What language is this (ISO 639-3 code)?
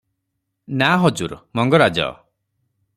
ori